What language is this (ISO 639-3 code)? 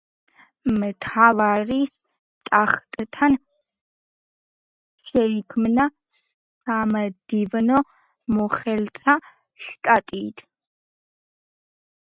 kat